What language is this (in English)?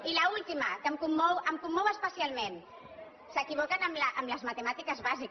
Catalan